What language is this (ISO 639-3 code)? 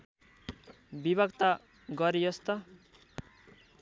nep